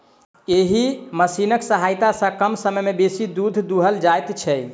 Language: Maithili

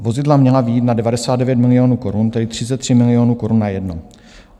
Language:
Czech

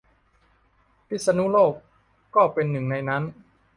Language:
Thai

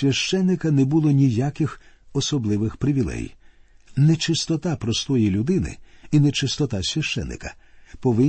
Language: Ukrainian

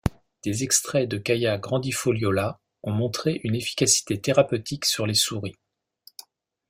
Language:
French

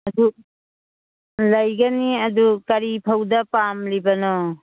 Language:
Manipuri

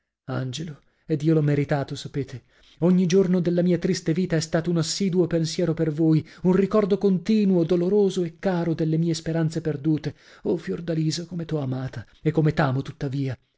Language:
Italian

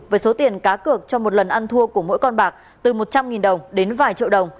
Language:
Vietnamese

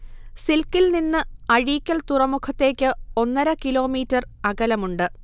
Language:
Malayalam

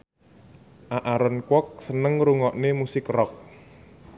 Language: Javanese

